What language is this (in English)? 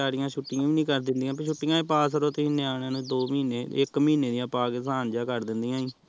Punjabi